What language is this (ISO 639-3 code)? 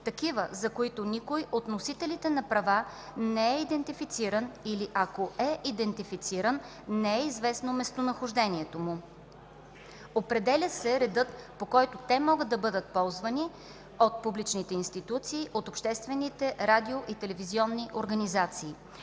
bul